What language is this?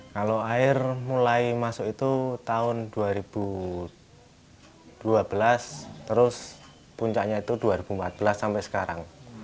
Indonesian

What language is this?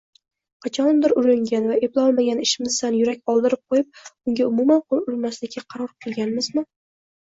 Uzbek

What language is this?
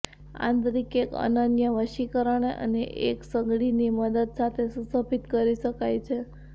Gujarati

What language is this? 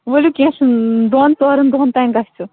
Kashmiri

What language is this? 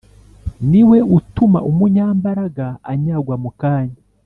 Kinyarwanda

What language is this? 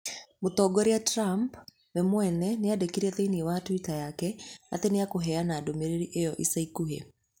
Kikuyu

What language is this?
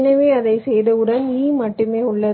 Tamil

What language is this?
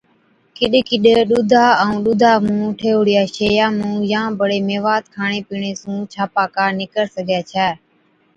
Od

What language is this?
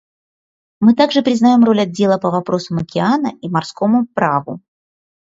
Russian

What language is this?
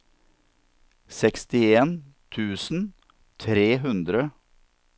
Norwegian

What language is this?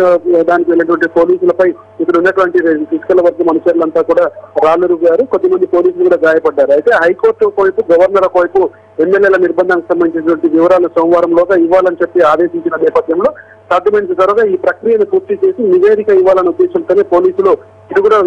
Indonesian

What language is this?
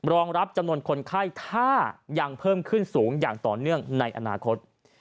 Thai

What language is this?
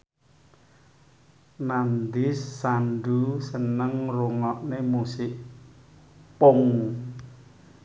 Javanese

